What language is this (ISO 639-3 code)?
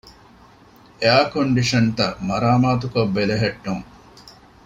div